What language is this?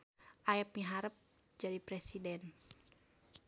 Sundanese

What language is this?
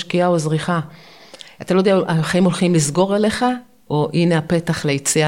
Hebrew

